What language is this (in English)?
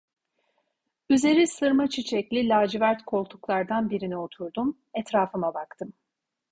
Turkish